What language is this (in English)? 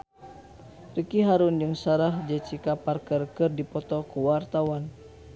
Sundanese